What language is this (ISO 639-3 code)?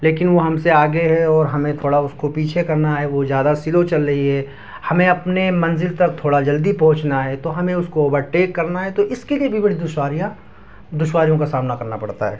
urd